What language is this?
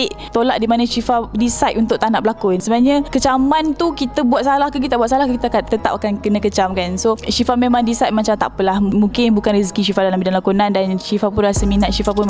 Malay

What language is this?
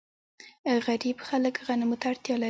Pashto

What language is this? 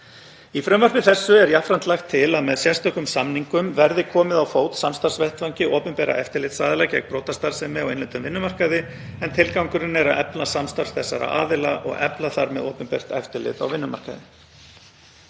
Icelandic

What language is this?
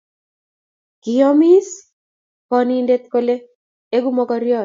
Kalenjin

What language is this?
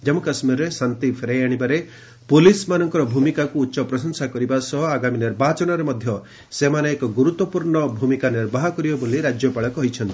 Odia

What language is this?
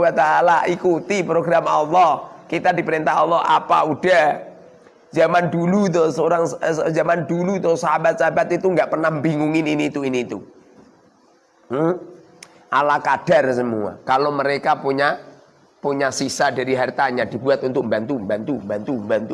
Indonesian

